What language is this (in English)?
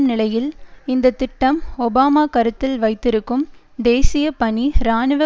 Tamil